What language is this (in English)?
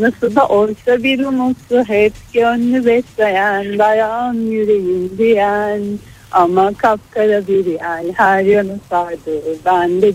Turkish